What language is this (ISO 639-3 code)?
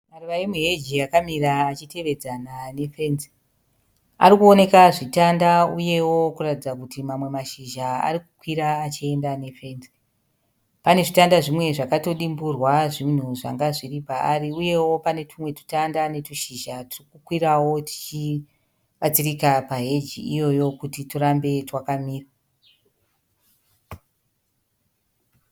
sna